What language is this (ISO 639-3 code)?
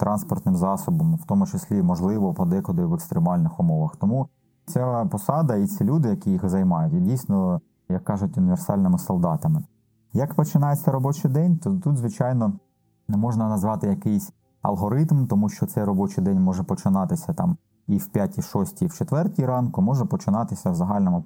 ukr